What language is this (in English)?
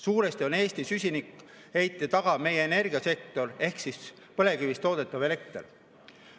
Estonian